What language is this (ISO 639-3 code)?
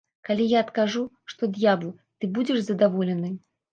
bel